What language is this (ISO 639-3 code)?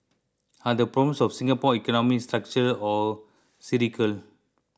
eng